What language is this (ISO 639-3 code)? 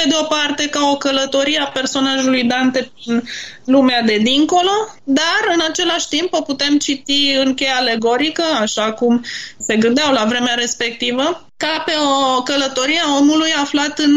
ron